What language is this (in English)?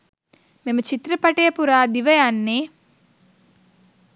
Sinhala